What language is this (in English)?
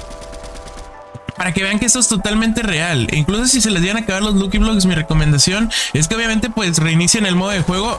Spanish